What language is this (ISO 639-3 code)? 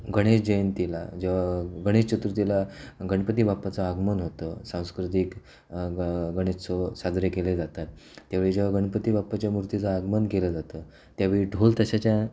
mar